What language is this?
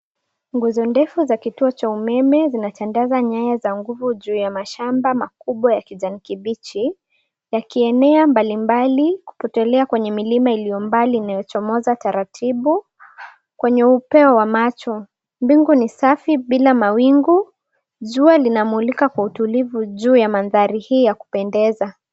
Swahili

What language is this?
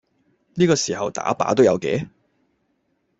Cantonese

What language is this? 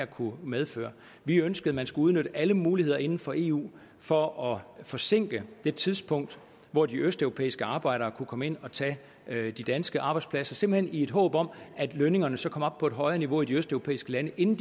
Danish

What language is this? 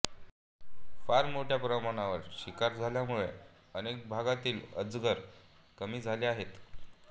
Marathi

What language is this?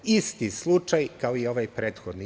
Serbian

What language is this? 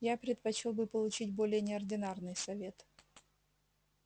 Russian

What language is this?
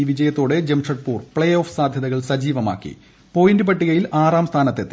Malayalam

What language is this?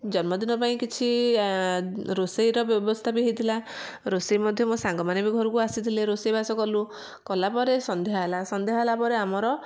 Odia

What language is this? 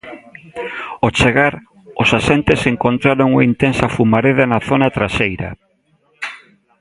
Galician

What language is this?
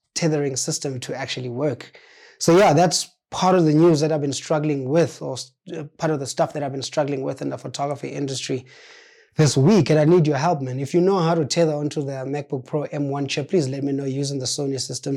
English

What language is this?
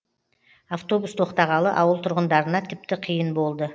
Kazakh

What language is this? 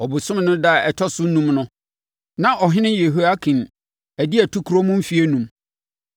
Akan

